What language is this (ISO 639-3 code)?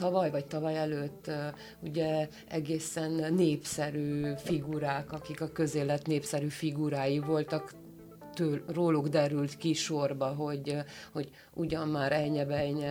hun